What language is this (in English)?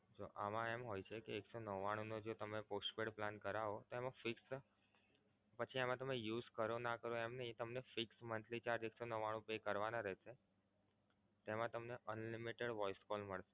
Gujarati